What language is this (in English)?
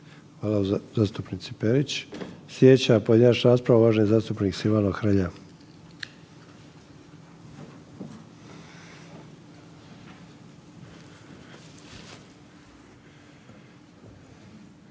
Croatian